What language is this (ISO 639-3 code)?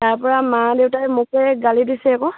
asm